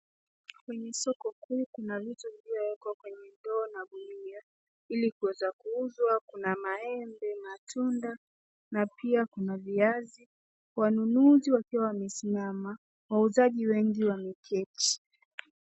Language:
Swahili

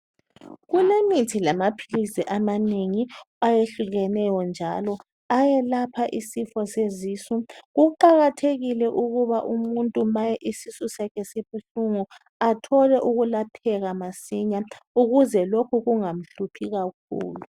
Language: North Ndebele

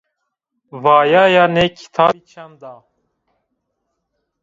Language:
Zaza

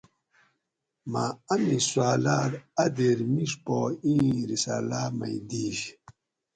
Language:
Gawri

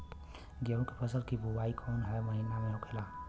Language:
Bhojpuri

